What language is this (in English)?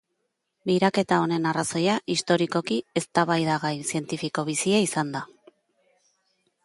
Basque